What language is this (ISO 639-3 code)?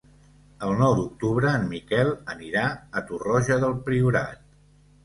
cat